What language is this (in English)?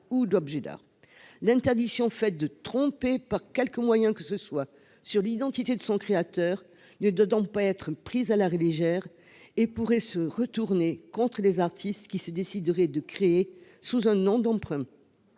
French